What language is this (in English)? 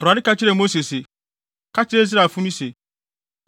Akan